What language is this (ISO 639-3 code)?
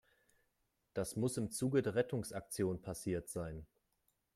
deu